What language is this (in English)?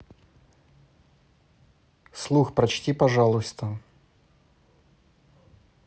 Russian